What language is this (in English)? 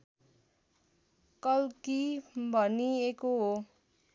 Nepali